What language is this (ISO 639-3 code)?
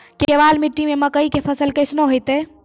mai